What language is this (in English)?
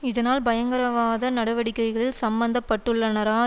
Tamil